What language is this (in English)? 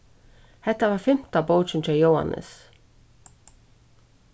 Faroese